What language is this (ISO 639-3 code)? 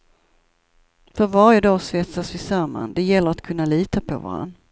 swe